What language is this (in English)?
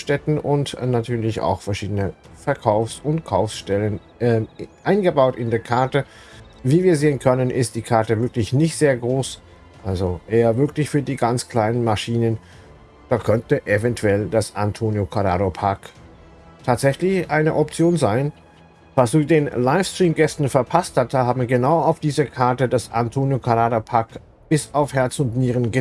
German